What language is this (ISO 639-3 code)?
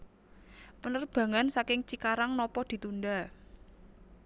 jav